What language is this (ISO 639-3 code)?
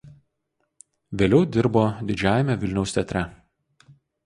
lit